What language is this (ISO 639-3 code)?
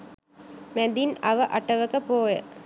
sin